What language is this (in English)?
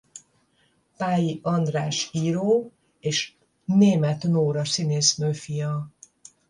Hungarian